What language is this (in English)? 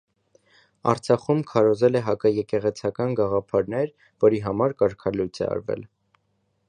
Armenian